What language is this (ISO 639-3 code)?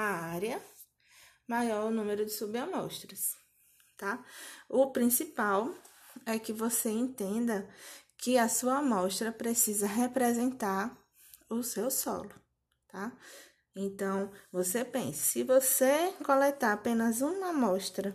por